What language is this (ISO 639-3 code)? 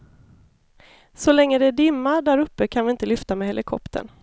swe